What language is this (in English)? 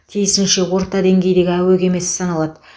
Kazakh